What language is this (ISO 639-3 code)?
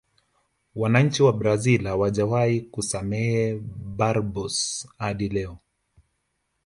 swa